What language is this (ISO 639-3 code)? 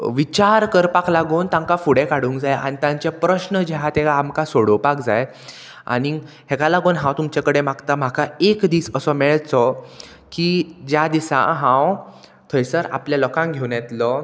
kok